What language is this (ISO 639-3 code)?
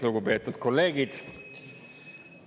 est